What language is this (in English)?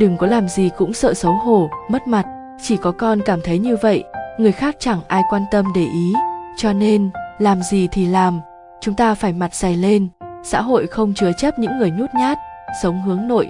Vietnamese